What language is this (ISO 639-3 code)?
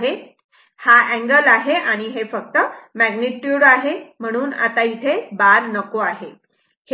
mar